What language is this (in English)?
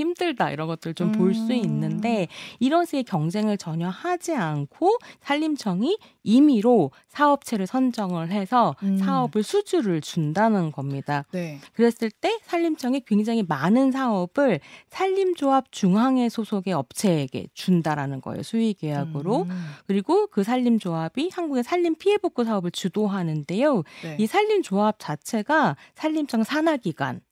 Korean